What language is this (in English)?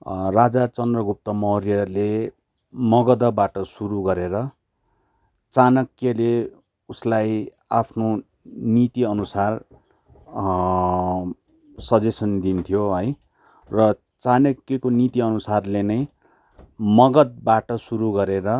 Nepali